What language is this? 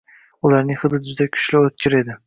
Uzbek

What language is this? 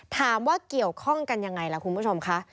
Thai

